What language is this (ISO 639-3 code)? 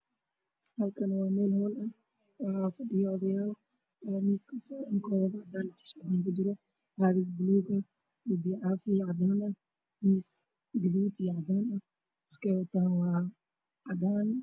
som